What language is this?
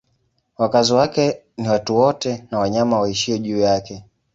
Swahili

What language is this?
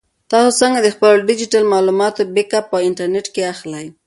Pashto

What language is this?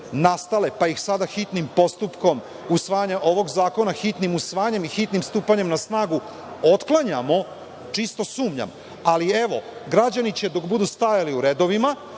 Serbian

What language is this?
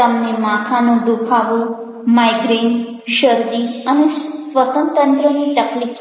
Gujarati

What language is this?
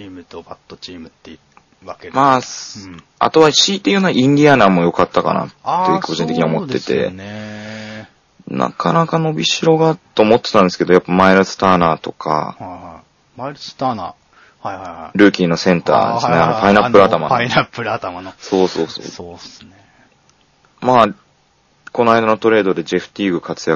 Japanese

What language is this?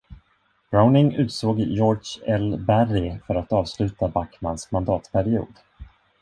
Swedish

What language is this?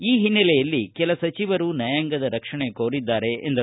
Kannada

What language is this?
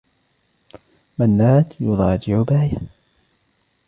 Arabic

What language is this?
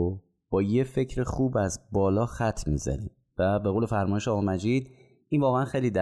Persian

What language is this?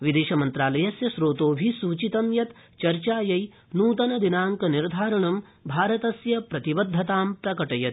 Sanskrit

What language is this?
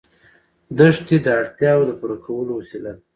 Pashto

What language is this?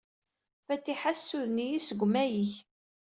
Kabyle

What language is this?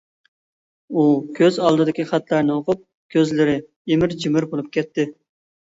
Uyghur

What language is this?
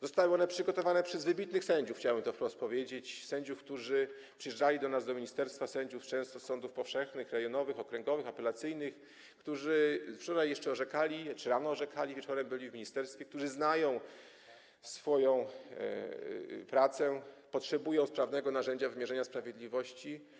Polish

